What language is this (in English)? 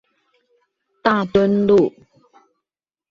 Chinese